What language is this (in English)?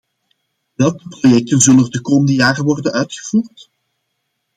Dutch